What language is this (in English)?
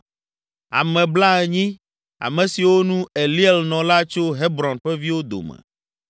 Ewe